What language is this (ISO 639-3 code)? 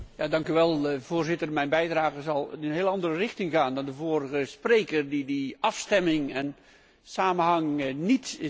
nld